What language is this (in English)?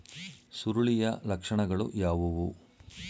Kannada